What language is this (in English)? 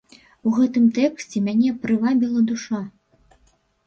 Belarusian